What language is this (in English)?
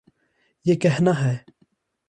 Urdu